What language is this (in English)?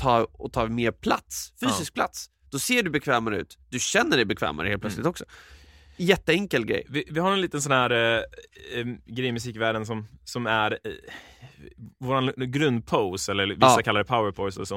Swedish